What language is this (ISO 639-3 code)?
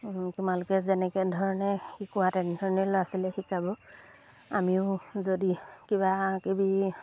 asm